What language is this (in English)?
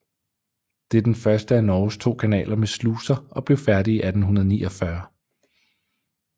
Danish